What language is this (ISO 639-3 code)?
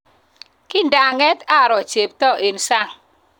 kln